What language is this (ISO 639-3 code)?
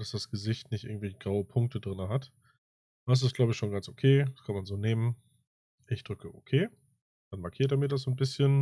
deu